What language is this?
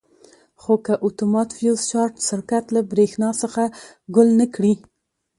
Pashto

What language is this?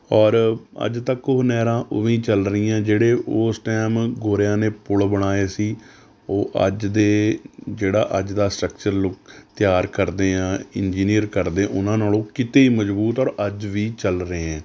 Punjabi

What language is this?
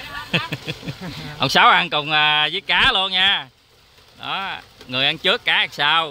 Vietnamese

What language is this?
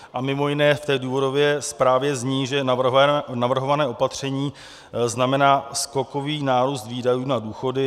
Czech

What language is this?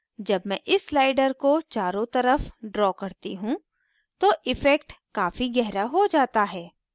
Hindi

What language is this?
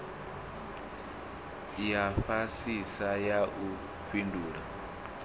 Venda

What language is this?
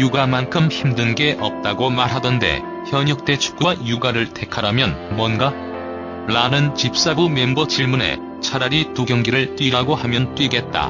Korean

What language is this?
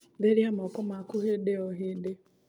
Kikuyu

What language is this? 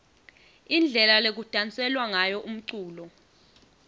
Swati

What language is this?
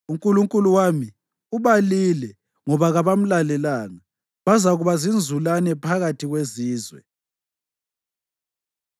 North Ndebele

